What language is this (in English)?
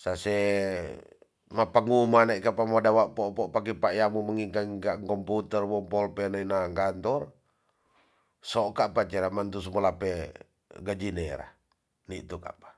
Tonsea